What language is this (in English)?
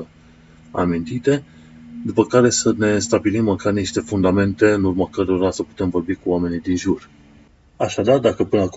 Romanian